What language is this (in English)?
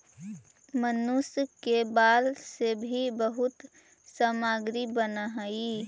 Magahi